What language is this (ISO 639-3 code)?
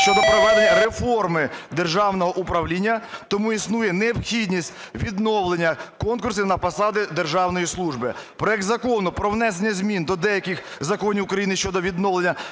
ukr